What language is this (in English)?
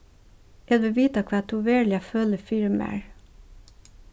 Faroese